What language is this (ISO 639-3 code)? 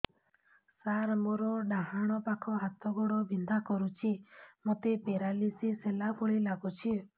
ori